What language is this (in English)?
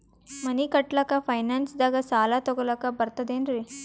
Kannada